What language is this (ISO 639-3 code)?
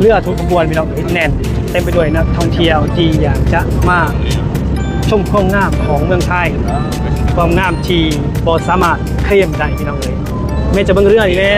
tha